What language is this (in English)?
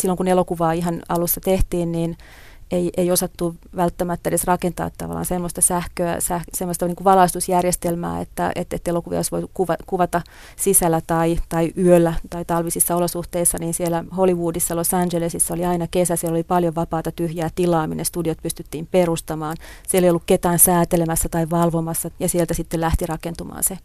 Finnish